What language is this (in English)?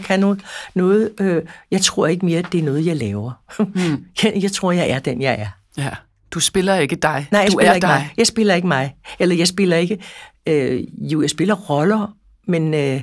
Danish